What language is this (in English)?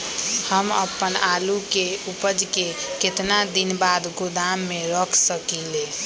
Magahi